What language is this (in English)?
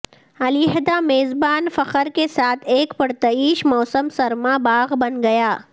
Urdu